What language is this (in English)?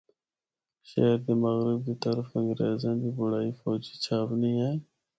Northern Hindko